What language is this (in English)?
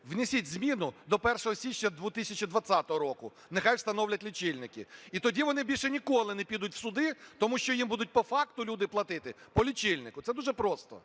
Ukrainian